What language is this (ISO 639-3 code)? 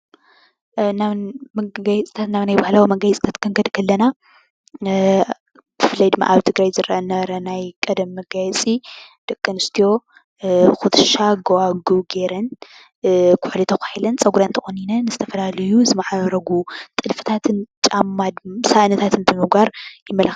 tir